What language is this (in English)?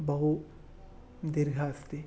Sanskrit